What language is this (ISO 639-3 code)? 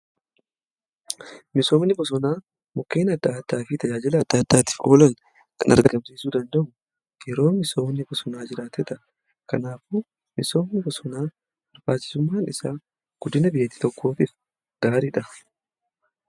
orm